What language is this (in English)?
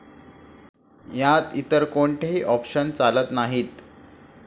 Marathi